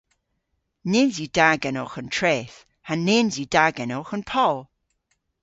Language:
Cornish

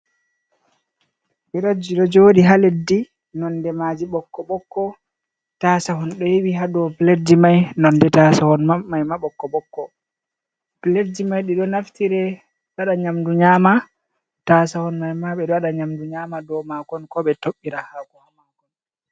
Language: Fula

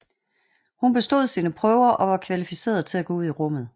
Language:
Danish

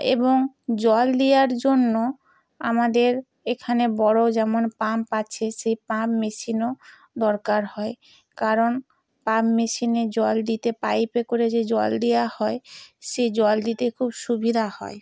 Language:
Bangla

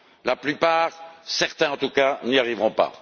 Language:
French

